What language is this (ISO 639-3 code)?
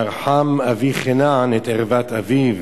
heb